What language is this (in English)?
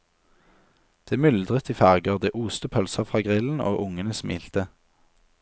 Norwegian